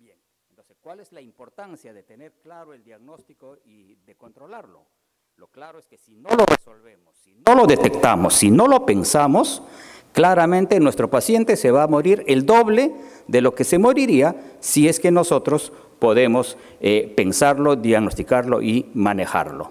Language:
Spanish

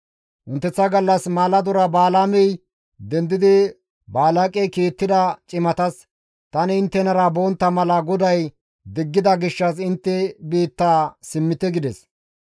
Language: Gamo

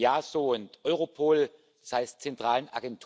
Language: German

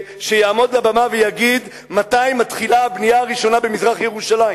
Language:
Hebrew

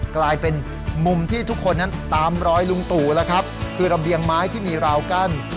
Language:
Thai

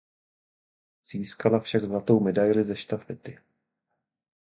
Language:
Czech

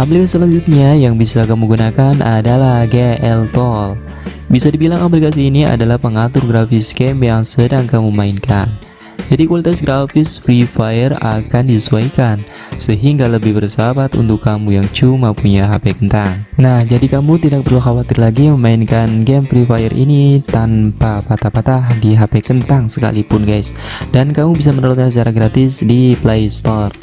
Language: Indonesian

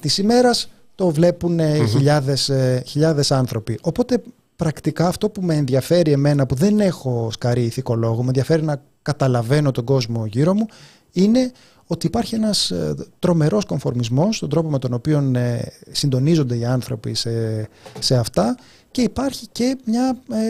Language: Greek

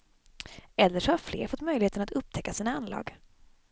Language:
Swedish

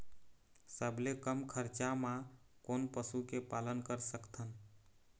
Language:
Chhattisgarhi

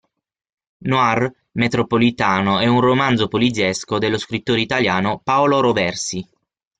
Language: Italian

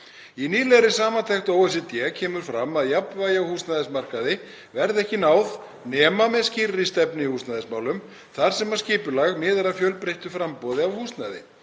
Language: Icelandic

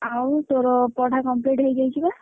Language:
Odia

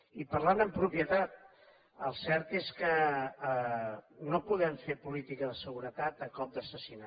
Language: Catalan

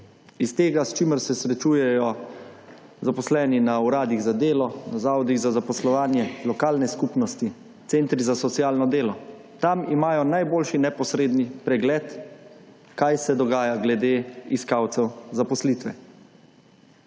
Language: Slovenian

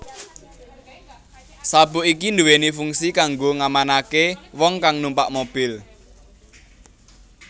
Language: Javanese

